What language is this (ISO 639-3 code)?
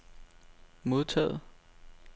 dan